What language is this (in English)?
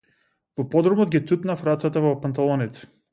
Macedonian